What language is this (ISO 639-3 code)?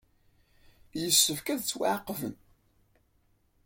kab